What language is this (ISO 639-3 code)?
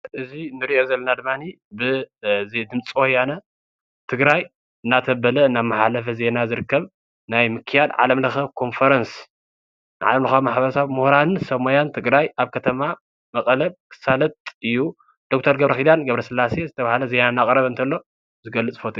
tir